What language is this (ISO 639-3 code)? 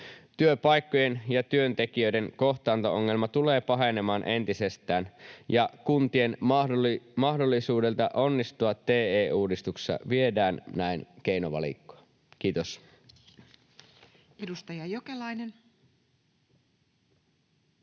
fin